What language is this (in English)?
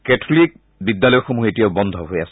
Assamese